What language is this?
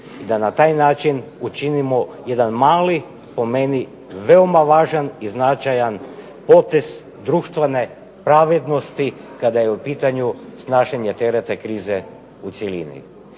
Croatian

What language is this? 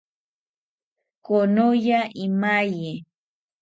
South Ucayali Ashéninka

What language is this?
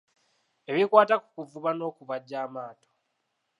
Ganda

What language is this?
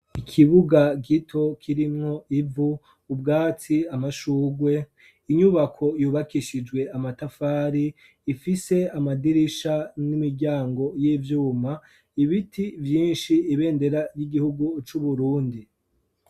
Rundi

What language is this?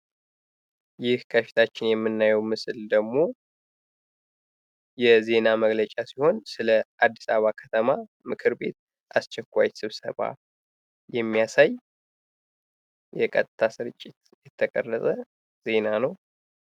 Amharic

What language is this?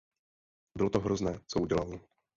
Czech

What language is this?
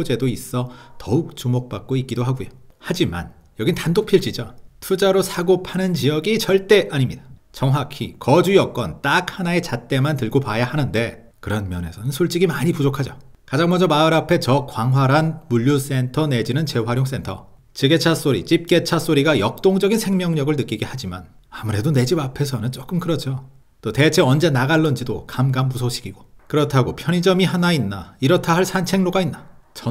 Korean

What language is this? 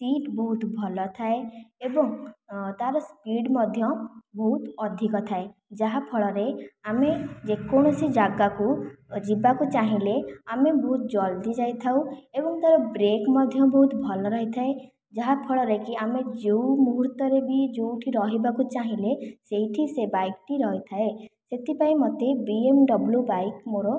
Odia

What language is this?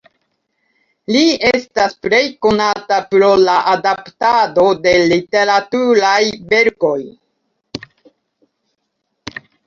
Esperanto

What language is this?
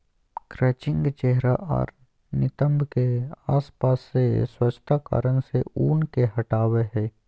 Magahi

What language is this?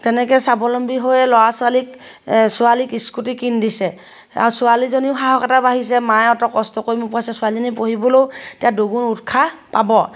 Assamese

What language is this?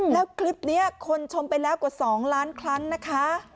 Thai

